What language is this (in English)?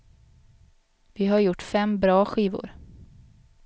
Swedish